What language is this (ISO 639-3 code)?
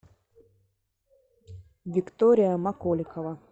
rus